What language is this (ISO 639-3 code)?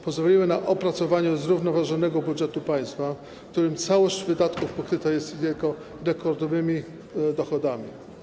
pol